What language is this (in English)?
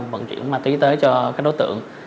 Vietnamese